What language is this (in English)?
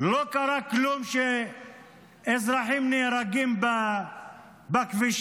Hebrew